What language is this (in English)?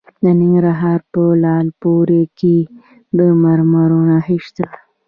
Pashto